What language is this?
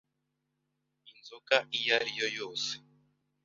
Kinyarwanda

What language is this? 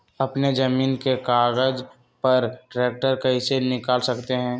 Magahi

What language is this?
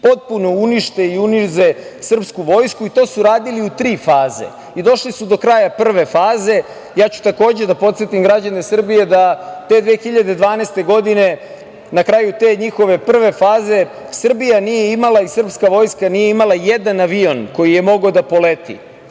Serbian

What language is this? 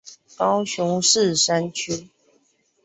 Chinese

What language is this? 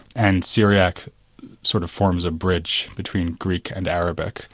English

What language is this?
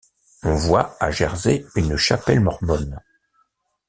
French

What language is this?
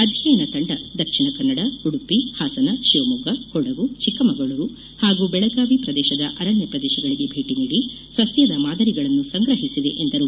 Kannada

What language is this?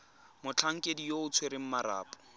Tswana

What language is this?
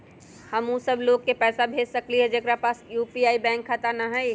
Magahi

